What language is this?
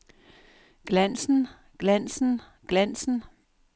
Danish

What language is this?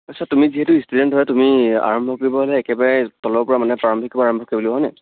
Assamese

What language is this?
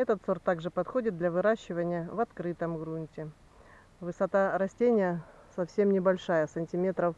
Russian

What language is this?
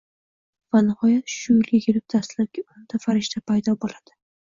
Uzbek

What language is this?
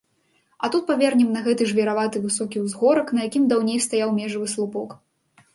Belarusian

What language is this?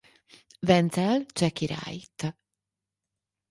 Hungarian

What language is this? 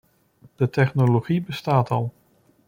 Dutch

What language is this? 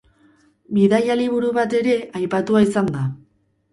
Basque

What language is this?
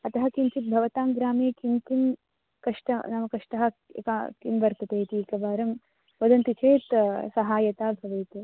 Sanskrit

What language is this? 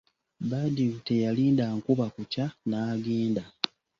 Ganda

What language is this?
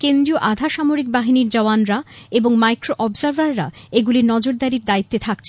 Bangla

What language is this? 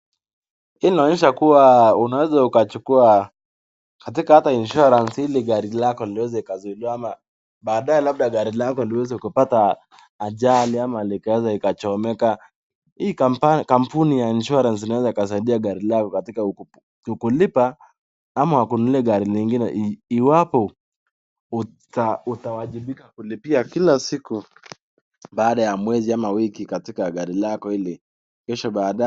Swahili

